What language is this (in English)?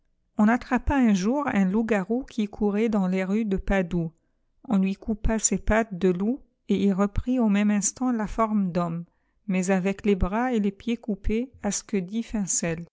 French